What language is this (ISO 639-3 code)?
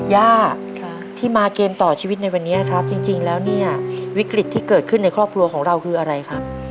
tha